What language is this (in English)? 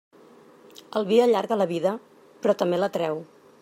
Catalan